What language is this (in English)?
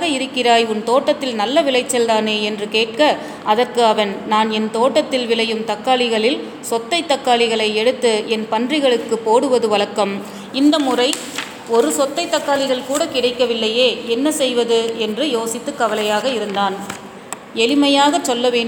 Tamil